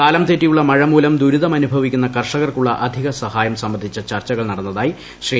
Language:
Malayalam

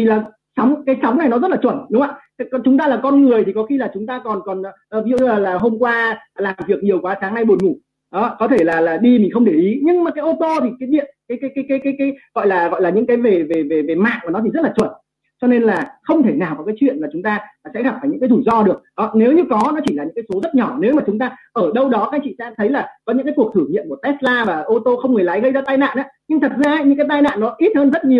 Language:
Vietnamese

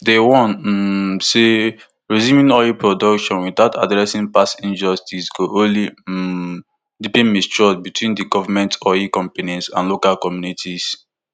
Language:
Nigerian Pidgin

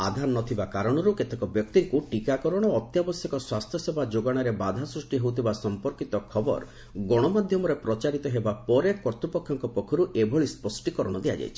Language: Odia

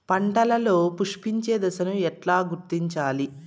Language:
Telugu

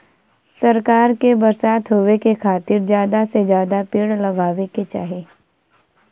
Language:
Bhojpuri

